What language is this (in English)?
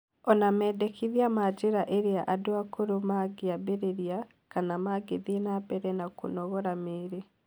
Kikuyu